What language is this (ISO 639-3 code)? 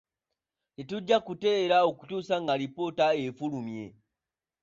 lug